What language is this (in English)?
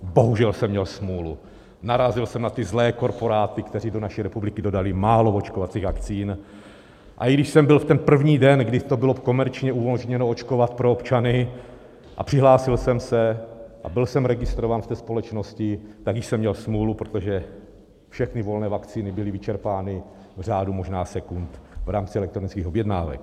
Czech